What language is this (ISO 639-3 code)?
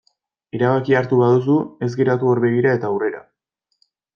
eus